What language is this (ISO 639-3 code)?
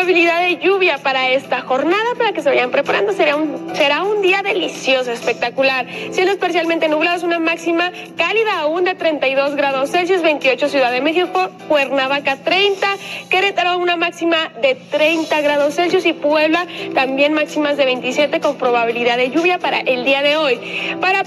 spa